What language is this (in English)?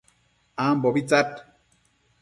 Matsés